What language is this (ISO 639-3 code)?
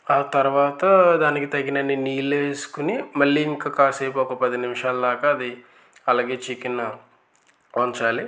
tel